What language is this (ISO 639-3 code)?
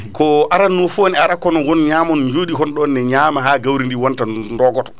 ful